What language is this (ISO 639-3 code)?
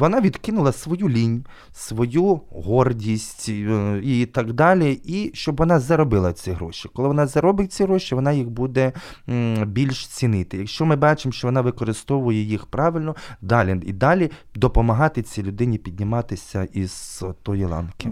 ukr